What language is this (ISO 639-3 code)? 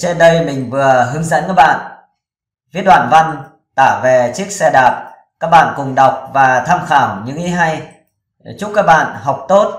vie